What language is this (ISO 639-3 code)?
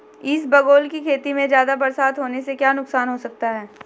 hin